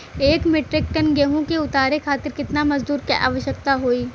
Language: Bhojpuri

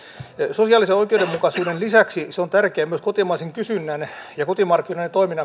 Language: Finnish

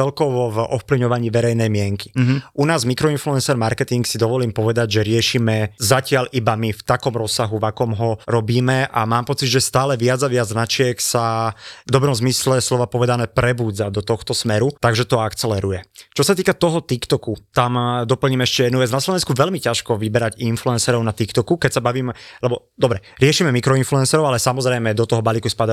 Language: Slovak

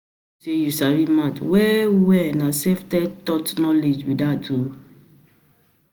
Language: Nigerian Pidgin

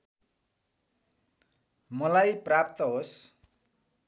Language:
Nepali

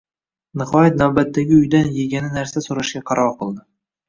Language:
Uzbek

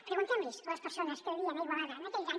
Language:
Catalan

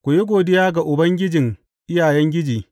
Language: Hausa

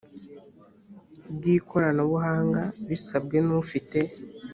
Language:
Kinyarwanda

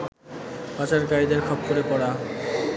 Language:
Bangla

